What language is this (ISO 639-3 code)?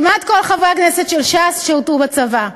heb